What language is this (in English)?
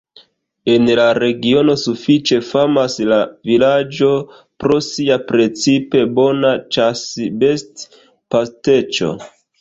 Esperanto